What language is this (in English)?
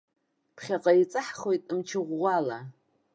Abkhazian